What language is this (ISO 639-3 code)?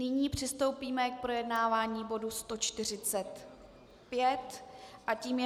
ces